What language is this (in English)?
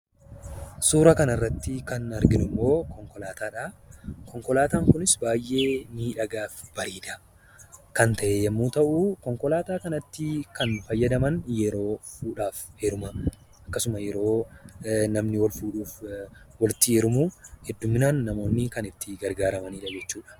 Oromo